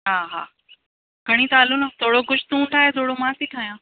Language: Sindhi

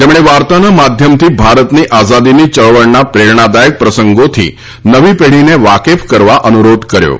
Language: Gujarati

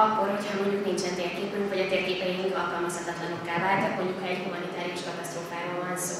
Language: Hungarian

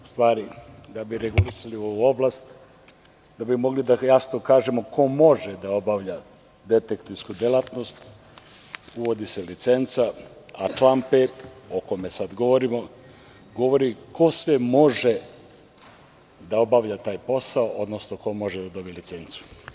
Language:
Serbian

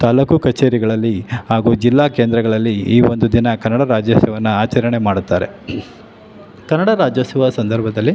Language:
Kannada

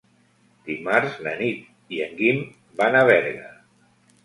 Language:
Catalan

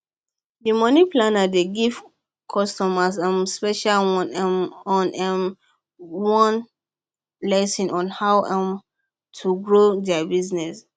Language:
Nigerian Pidgin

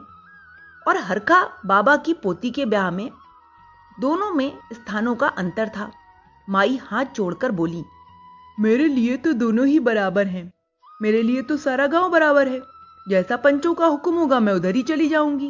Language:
Hindi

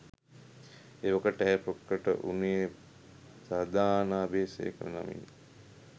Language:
Sinhala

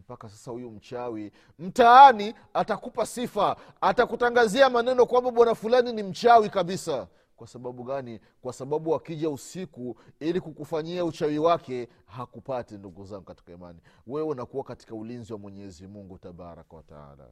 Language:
Swahili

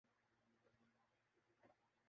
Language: Urdu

